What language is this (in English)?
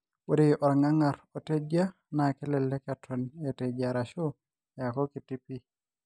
Masai